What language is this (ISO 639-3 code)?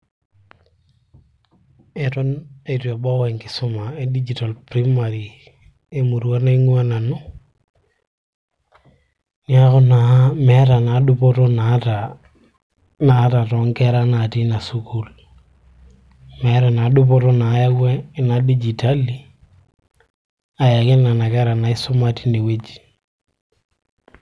mas